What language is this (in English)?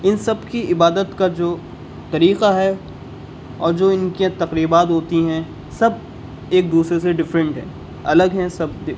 Urdu